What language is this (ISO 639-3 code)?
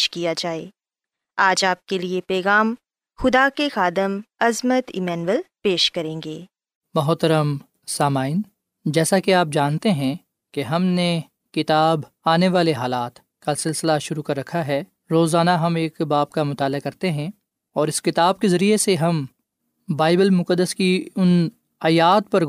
urd